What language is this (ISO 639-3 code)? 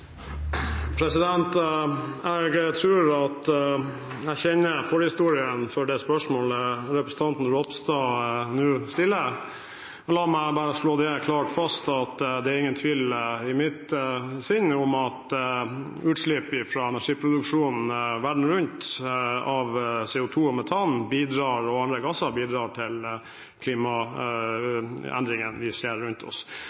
nob